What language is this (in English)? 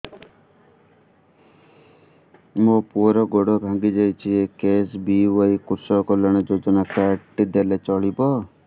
Odia